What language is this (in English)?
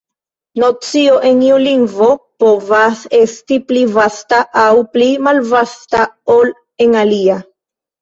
Esperanto